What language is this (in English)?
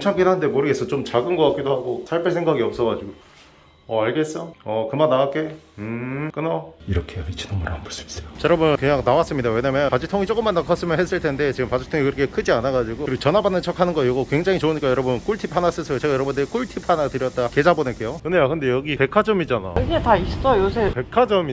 Korean